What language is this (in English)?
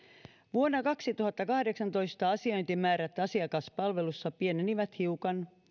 Finnish